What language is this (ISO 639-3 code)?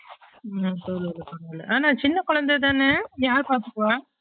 tam